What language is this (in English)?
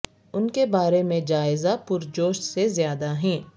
Urdu